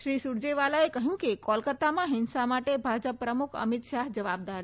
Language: Gujarati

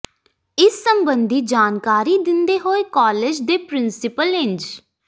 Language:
Punjabi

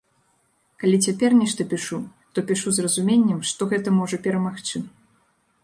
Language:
Belarusian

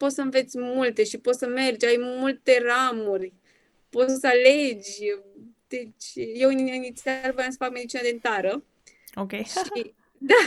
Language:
Romanian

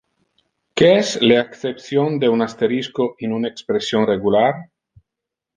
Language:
Interlingua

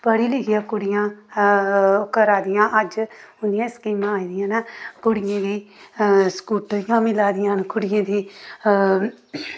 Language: Dogri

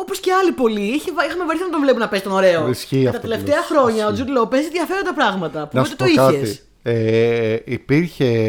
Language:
Greek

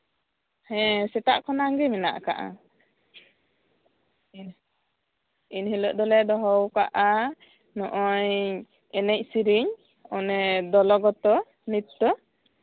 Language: Santali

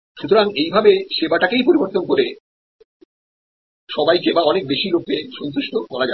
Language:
Bangla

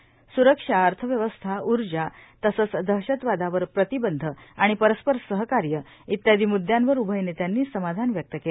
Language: Marathi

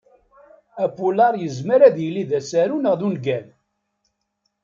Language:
Kabyle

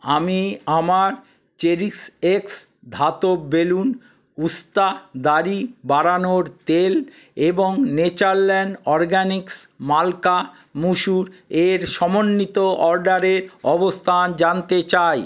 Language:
Bangla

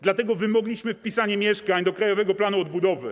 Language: Polish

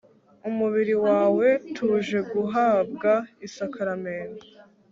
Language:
Kinyarwanda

